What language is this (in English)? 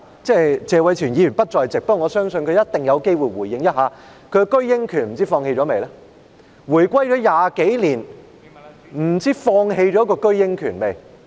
Cantonese